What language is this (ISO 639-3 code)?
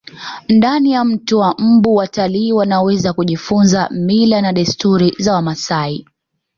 swa